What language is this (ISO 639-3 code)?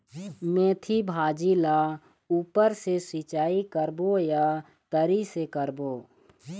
hne